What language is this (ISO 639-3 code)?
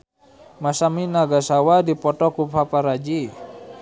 sun